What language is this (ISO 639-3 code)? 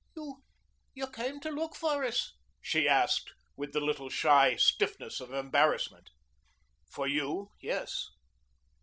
eng